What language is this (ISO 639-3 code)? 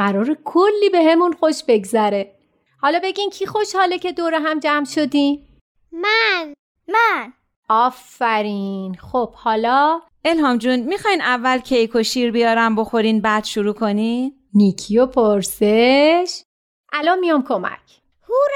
fas